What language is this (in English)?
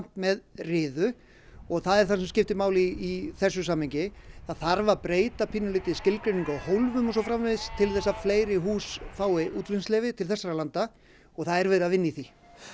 Icelandic